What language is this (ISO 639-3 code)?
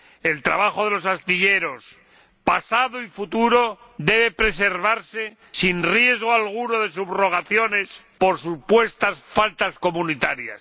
spa